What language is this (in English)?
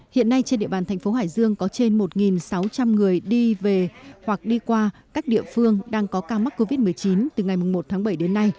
Vietnamese